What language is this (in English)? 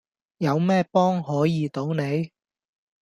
Cantonese